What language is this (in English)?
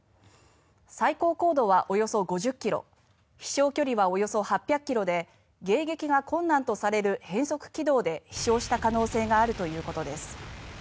Japanese